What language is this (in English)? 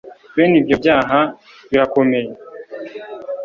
Kinyarwanda